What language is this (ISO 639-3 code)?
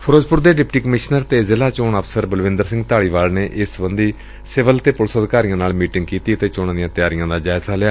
pan